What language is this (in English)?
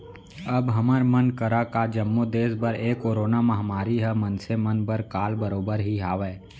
Chhattisgarhi